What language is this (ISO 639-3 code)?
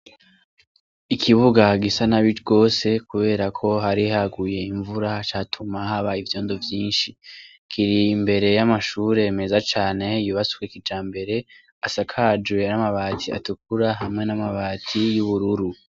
run